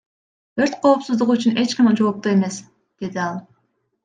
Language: Kyrgyz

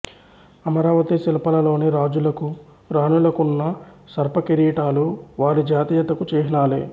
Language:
Telugu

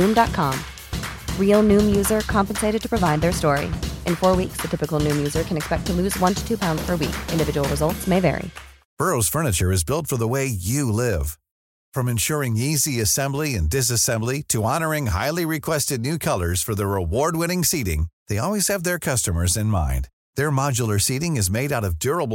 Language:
Urdu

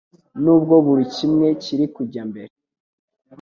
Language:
Kinyarwanda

